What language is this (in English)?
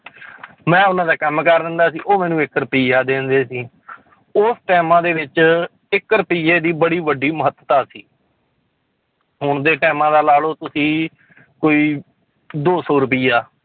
Punjabi